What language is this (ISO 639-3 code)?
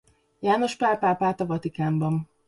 hun